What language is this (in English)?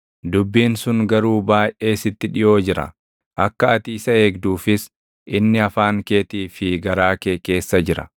Oromo